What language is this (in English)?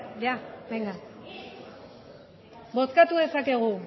Basque